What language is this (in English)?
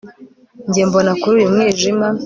Kinyarwanda